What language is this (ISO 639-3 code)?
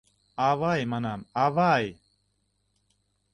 chm